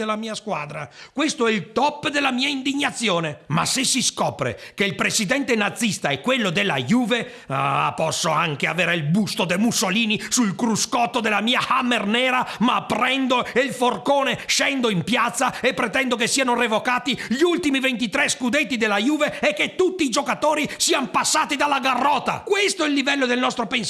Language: Italian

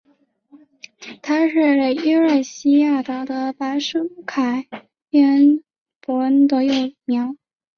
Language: Chinese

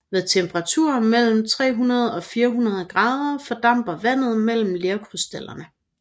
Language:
Danish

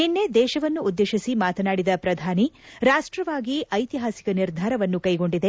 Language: Kannada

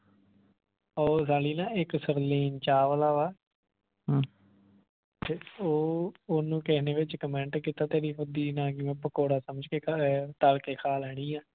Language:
Punjabi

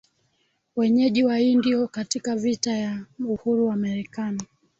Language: Swahili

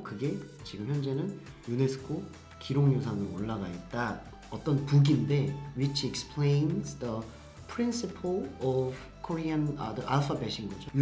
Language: Korean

